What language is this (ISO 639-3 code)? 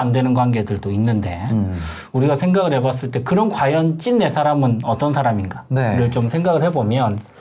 kor